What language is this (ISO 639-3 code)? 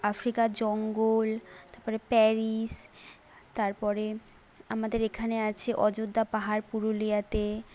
ben